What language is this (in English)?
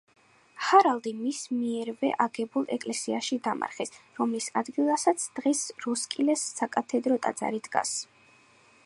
Georgian